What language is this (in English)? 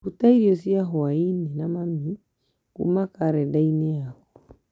Kikuyu